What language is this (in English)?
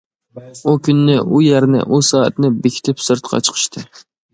Uyghur